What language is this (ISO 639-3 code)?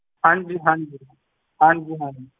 pan